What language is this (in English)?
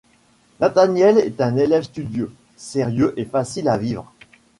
French